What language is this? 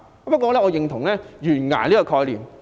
Cantonese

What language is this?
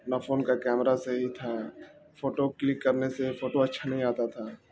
Urdu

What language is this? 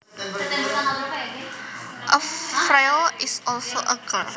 Javanese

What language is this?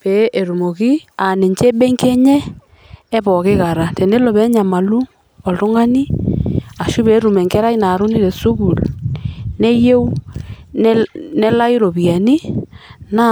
Masai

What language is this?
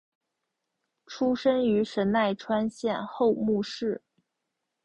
Chinese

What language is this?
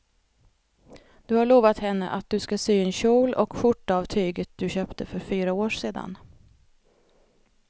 Swedish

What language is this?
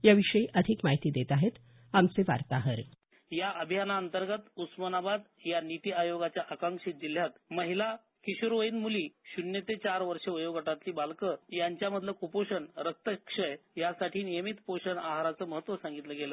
Marathi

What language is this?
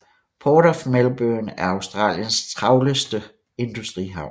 Danish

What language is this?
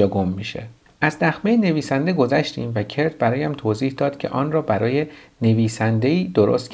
Persian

